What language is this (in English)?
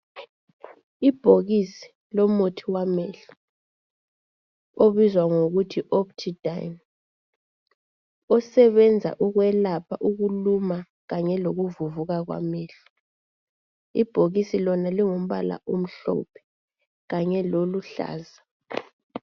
North Ndebele